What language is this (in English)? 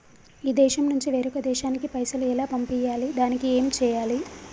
Telugu